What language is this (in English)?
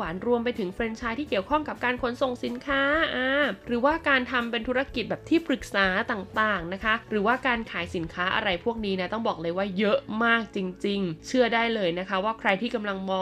Thai